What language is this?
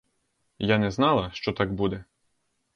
Ukrainian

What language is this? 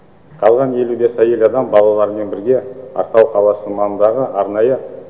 Kazakh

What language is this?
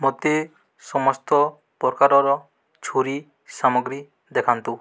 Odia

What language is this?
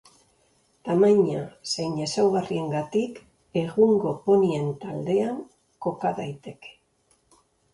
Basque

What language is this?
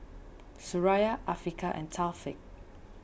English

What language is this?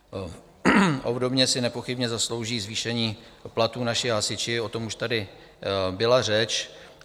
Czech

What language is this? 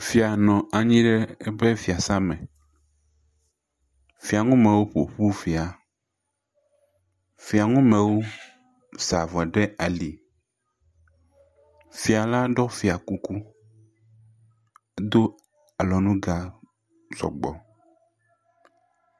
Ewe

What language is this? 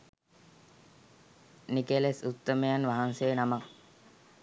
Sinhala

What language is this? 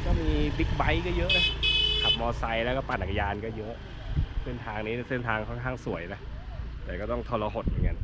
Thai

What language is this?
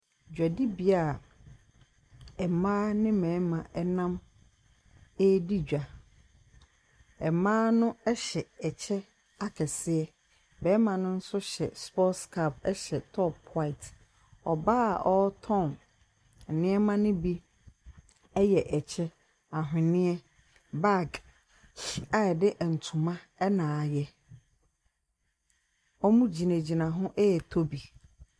Akan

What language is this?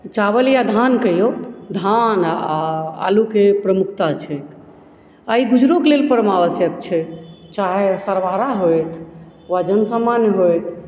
Maithili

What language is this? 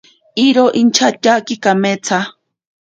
Ashéninka Perené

